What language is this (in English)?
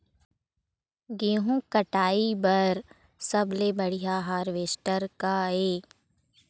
Chhattisgarhi